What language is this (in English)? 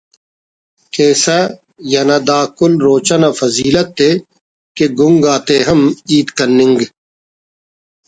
Brahui